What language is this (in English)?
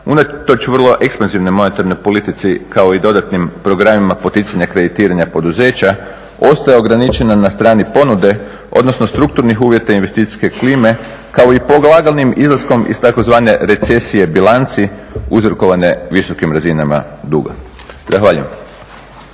Croatian